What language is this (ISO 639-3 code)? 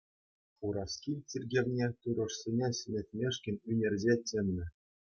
chv